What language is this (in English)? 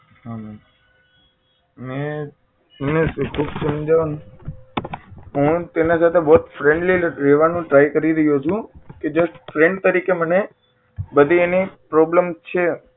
Gujarati